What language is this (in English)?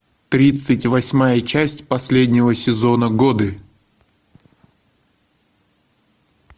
Russian